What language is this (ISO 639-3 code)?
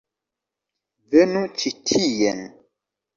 epo